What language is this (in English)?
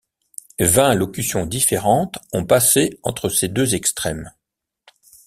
French